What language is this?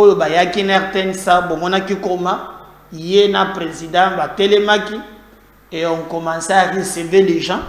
French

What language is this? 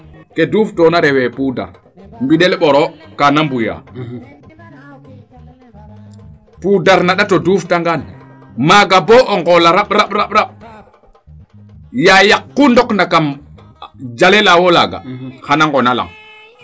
Serer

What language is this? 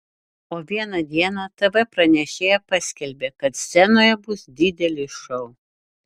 Lithuanian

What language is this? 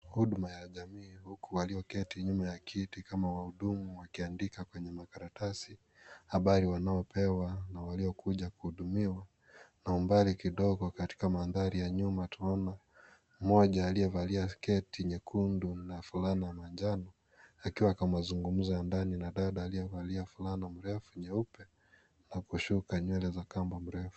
Swahili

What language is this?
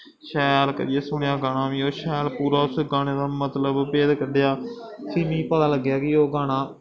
Dogri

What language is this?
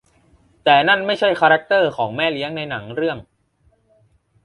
Thai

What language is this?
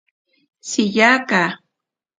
Ashéninka Perené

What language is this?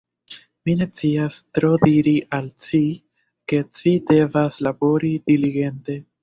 Esperanto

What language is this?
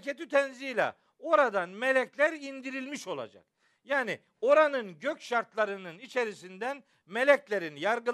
Turkish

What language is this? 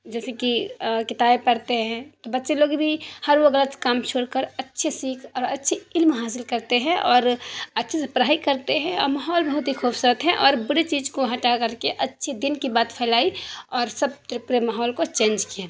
Urdu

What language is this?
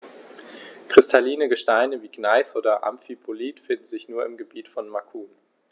German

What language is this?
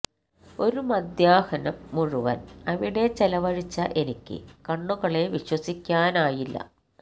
Malayalam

